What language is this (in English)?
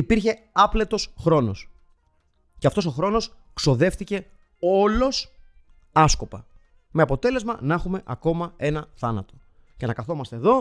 Greek